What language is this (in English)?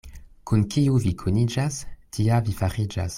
Esperanto